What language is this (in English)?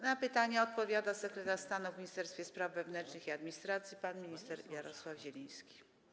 Polish